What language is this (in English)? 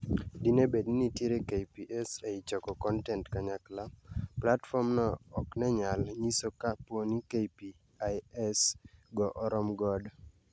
Luo (Kenya and Tanzania)